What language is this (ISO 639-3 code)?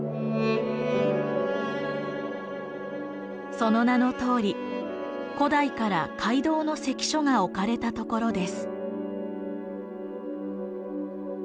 jpn